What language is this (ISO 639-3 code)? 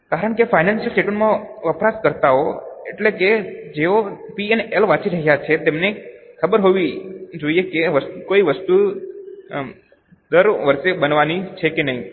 guj